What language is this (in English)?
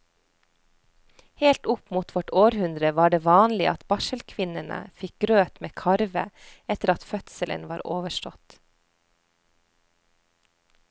Norwegian